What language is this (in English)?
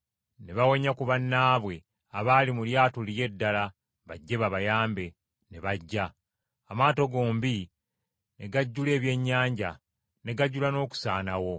Ganda